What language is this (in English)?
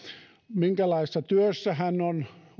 Finnish